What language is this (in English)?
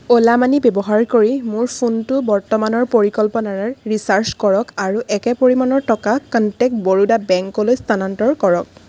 Assamese